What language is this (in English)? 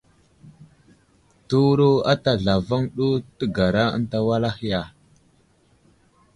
Wuzlam